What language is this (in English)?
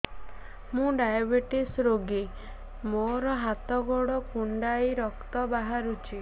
Odia